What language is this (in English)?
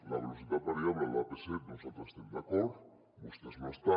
Catalan